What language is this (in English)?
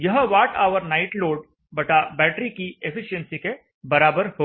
Hindi